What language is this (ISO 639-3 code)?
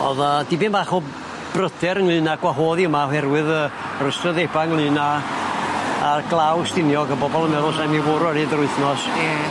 cym